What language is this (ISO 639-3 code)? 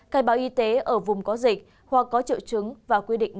vie